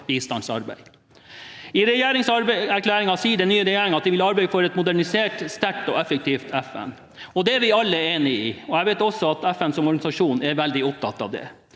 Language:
Norwegian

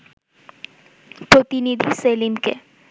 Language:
Bangla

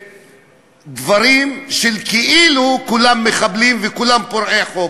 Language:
Hebrew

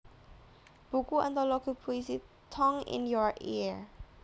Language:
Javanese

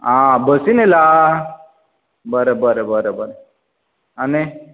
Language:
Konkani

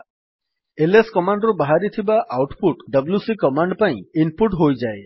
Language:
Odia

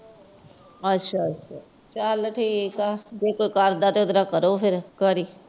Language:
Punjabi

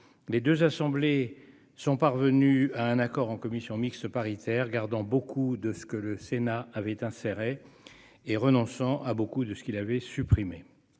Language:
French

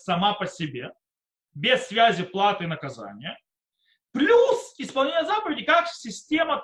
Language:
Russian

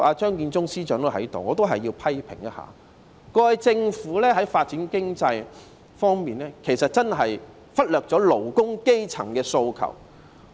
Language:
Cantonese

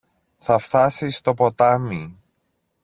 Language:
Greek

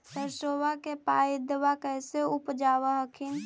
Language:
Magahi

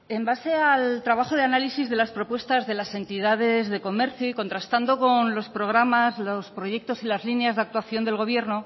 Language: Spanish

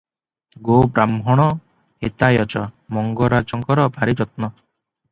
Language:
Odia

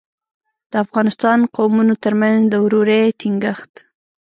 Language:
Pashto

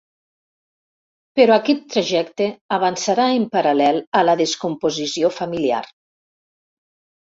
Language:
Catalan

